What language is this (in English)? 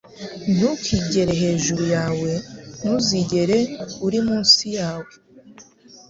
Kinyarwanda